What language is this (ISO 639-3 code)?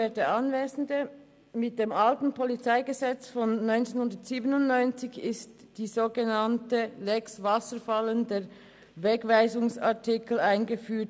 gsw